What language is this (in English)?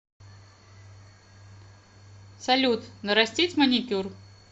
Russian